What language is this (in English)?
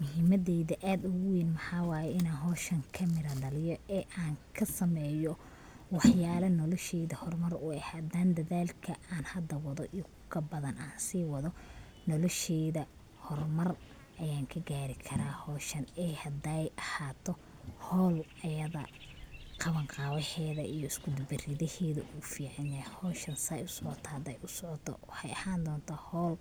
Somali